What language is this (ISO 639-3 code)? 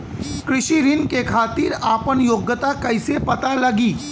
bho